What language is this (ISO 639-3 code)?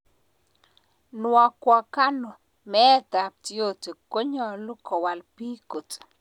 kln